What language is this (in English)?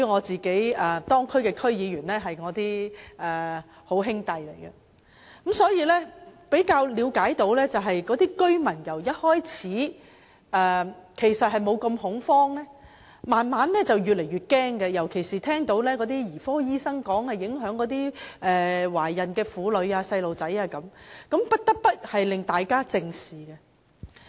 Cantonese